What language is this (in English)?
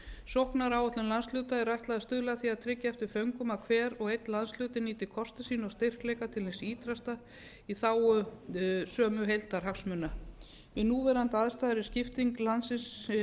Icelandic